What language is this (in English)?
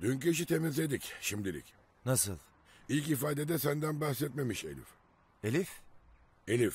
Turkish